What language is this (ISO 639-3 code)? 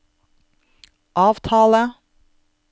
nor